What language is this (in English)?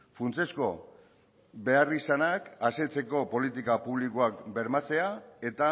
Basque